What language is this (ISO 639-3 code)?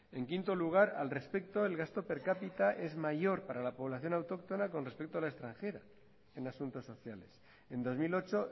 spa